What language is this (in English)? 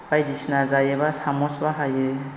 Bodo